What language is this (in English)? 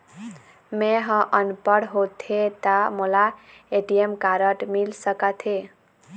Chhattisgarhi